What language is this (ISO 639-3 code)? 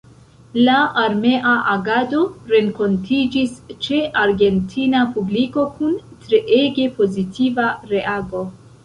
epo